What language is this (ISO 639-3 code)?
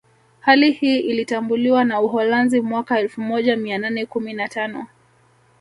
swa